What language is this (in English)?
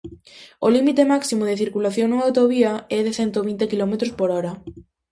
Galician